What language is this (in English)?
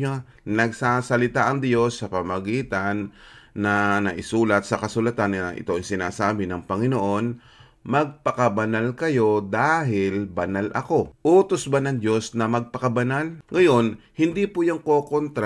Filipino